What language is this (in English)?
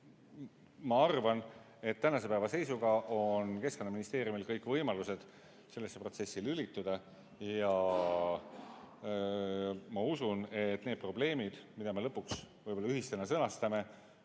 Estonian